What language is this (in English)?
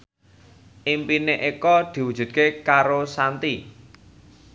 Javanese